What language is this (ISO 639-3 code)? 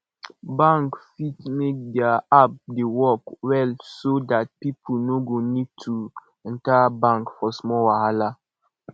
pcm